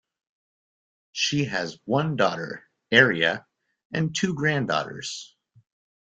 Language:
English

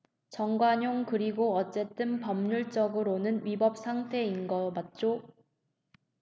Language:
Korean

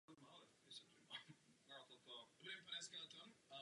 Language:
Czech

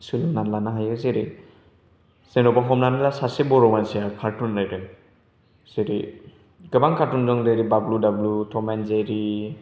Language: Bodo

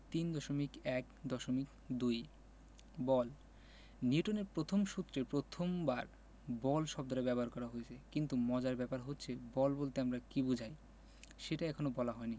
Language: Bangla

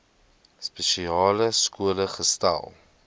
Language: Afrikaans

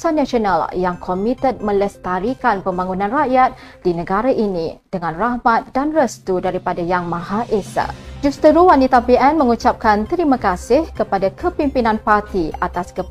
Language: Malay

